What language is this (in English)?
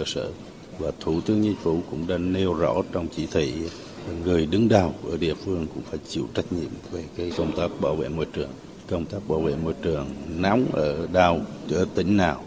Vietnamese